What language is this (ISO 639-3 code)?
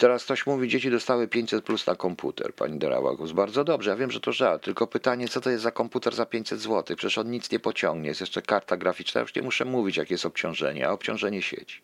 pol